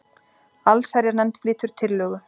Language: Icelandic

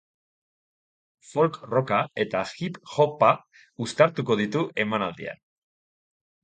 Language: Basque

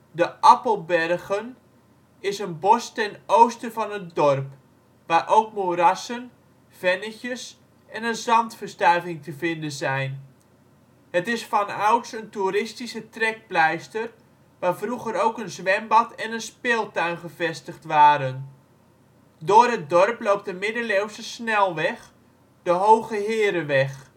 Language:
Dutch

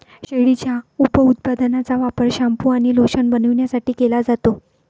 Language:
Marathi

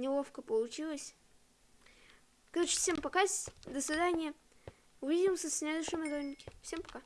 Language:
Russian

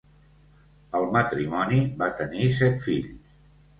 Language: Catalan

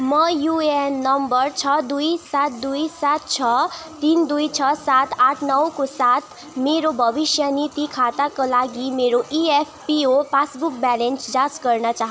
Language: Nepali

